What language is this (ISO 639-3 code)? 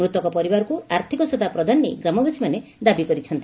ori